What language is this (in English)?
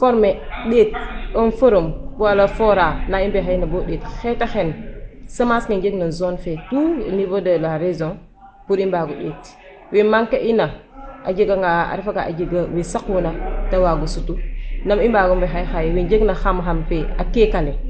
Serer